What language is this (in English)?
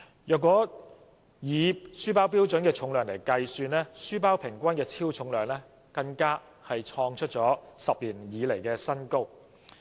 Cantonese